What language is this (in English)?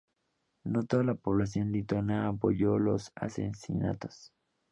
Spanish